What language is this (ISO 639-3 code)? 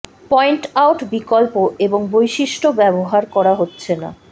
ben